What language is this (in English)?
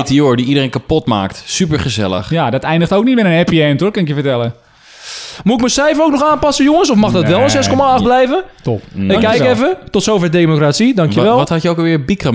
Dutch